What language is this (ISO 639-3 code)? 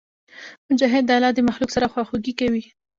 pus